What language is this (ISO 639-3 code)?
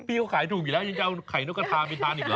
tha